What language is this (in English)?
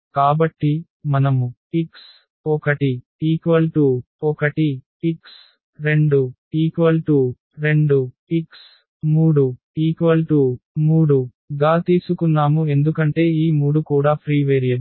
Telugu